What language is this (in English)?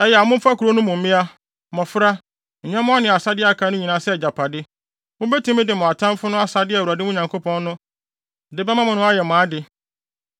Akan